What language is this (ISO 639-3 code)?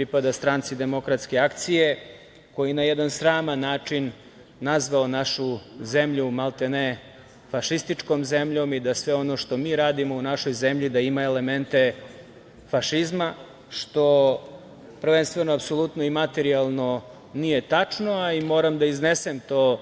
srp